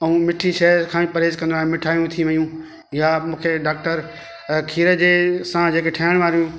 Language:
Sindhi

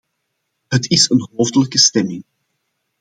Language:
Dutch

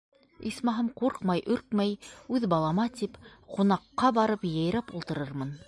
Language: Bashkir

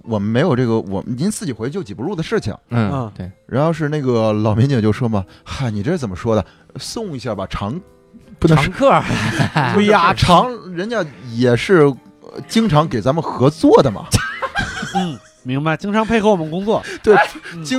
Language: Chinese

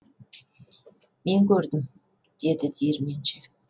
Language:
Kazakh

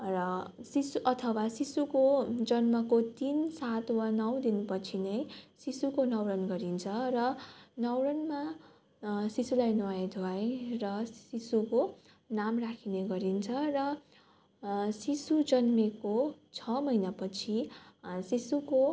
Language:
Nepali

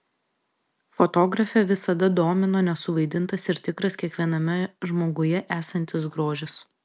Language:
Lithuanian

